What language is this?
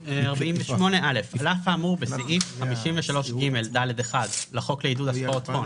Hebrew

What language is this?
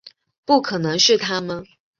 Chinese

